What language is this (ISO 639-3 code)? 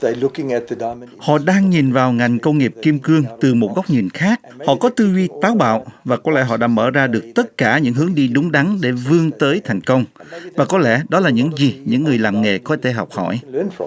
vie